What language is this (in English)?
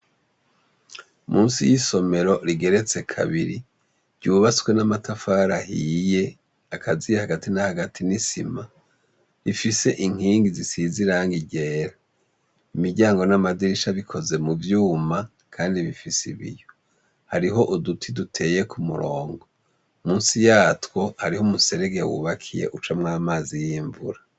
Rundi